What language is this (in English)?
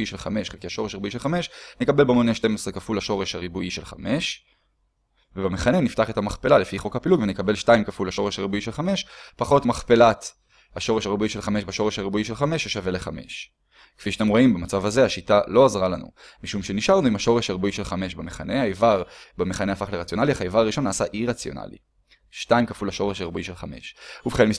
Hebrew